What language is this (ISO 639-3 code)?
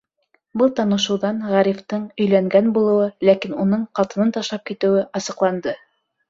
bak